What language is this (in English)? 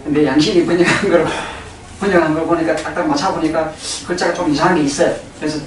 Korean